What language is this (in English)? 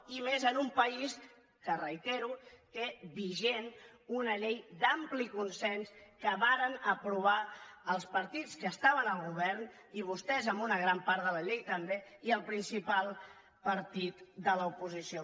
Catalan